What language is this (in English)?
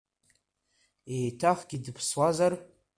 Abkhazian